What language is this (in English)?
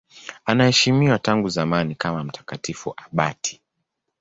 Swahili